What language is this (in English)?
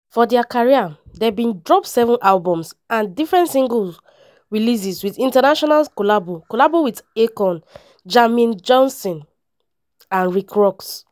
Nigerian Pidgin